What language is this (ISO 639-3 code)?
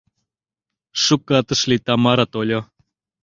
chm